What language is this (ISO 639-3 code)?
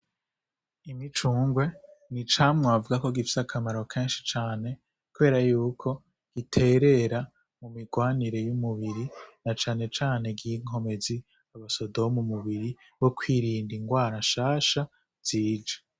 run